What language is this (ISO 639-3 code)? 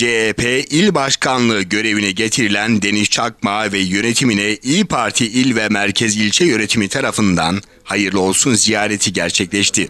tur